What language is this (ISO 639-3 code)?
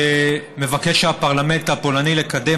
heb